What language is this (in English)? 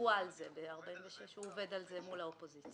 Hebrew